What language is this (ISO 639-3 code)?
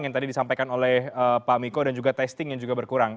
ind